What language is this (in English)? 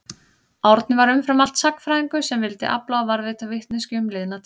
Icelandic